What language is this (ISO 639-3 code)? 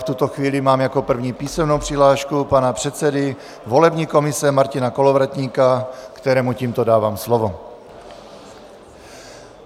ces